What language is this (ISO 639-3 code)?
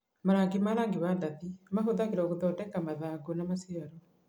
kik